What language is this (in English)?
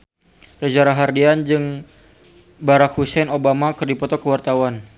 Sundanese